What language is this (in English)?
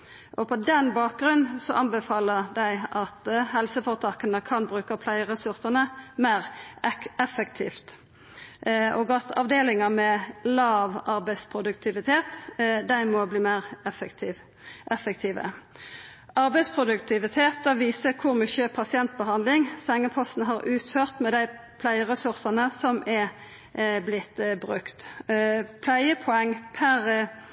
Norwegian Nynorsk